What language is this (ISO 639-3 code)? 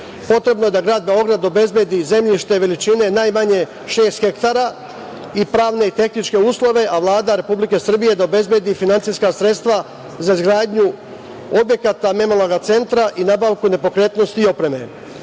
srp